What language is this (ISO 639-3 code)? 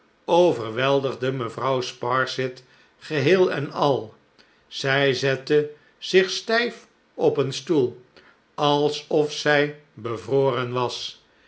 nld